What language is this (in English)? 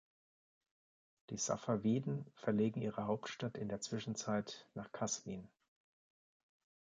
German